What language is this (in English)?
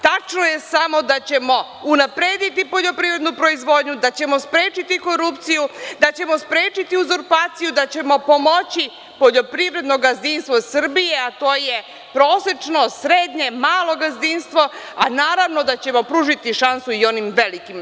Serbian